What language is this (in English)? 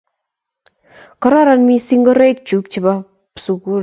Kalenjin